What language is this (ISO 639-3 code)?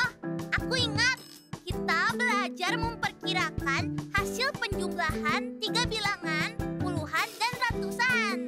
ind